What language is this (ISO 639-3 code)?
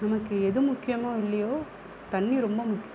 tam